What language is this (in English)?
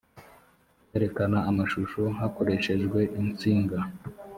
Kinyarwanda